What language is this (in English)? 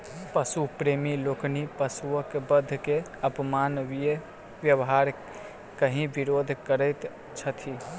Maithili